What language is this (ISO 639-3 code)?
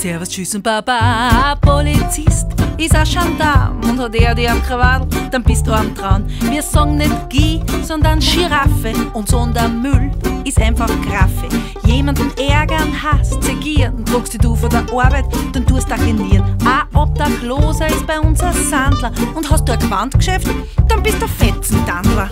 heb